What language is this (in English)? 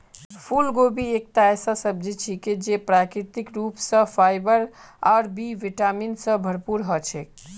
Magahi